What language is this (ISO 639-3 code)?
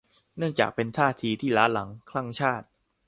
tha